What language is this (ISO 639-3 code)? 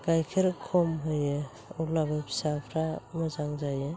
brx